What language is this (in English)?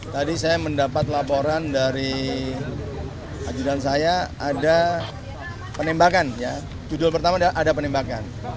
Indonesian